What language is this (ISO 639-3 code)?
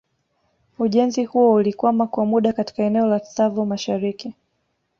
swa